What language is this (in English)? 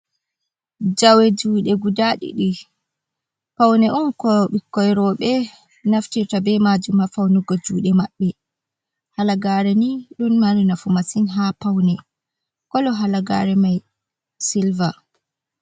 Fula